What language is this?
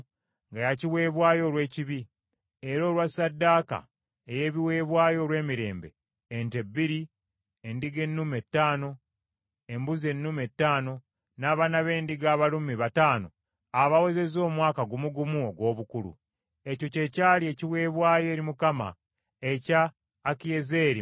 Ganda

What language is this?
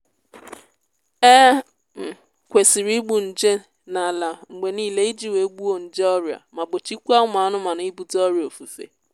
Igbo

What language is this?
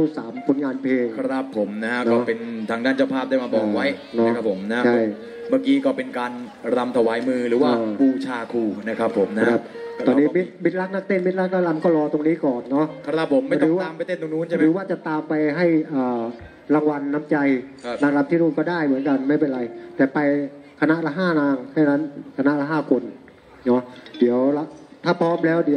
Thai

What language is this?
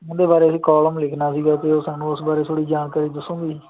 Punjabi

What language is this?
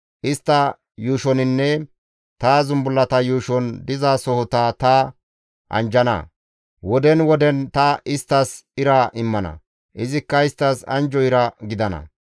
Gamo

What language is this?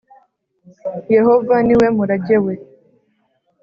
Kinyarwanda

